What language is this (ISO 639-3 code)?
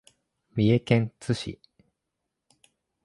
jpn